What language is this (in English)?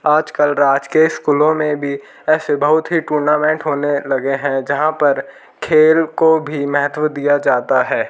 Hindi